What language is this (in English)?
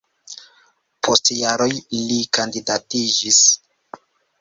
Esperanto